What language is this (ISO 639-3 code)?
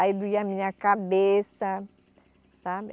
por